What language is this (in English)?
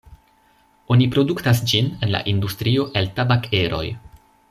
Esperanto